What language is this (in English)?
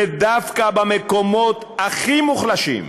Hebrew